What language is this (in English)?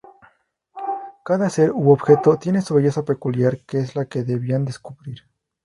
Spanish